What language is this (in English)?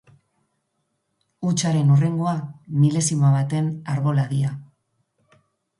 Basque